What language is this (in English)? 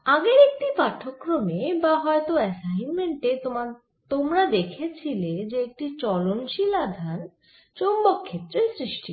Bangla